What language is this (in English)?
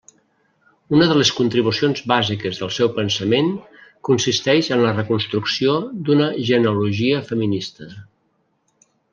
Catalan